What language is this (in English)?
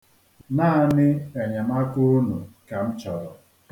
Igbo